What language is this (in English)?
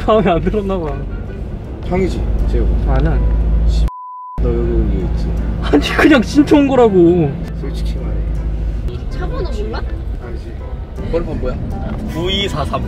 Korean